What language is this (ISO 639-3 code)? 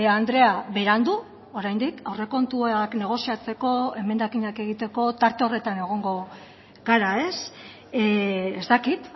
eus